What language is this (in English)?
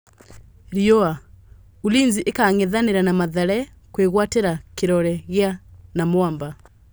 Kikuyu